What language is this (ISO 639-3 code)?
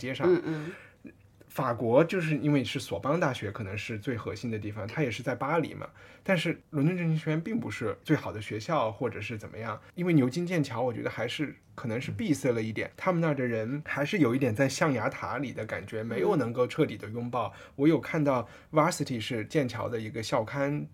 zho